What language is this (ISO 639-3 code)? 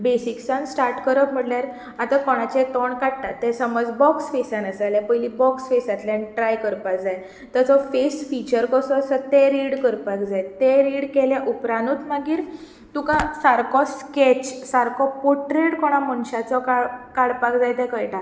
kok